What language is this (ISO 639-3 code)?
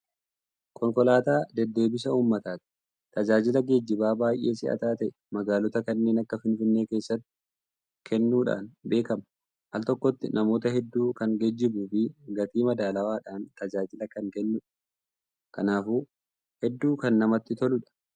orm